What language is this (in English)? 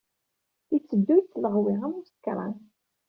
Kabyle